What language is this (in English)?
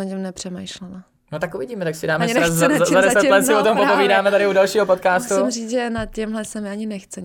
Czech